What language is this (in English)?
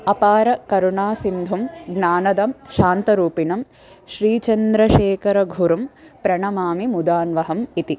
Sanskrit